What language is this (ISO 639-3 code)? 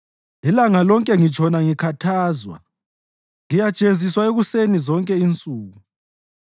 nde